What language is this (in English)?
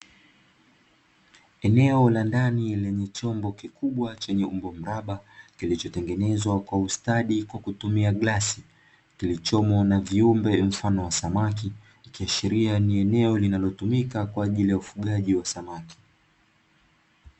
Swahili